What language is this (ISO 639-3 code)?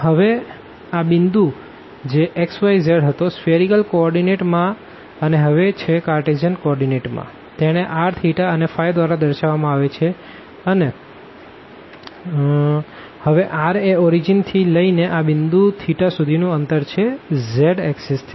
guj